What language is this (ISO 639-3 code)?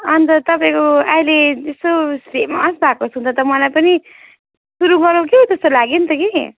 nep